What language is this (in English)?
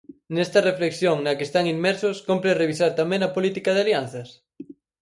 Galician